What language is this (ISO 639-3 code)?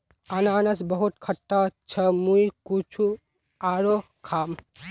mag